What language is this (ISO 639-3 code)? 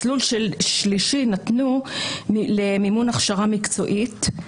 heb